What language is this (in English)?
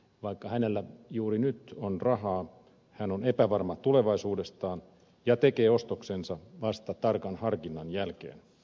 Finnish